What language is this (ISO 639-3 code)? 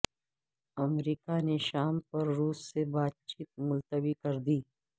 urd